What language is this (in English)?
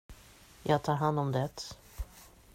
Swedish